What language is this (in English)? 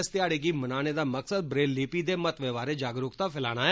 Dogri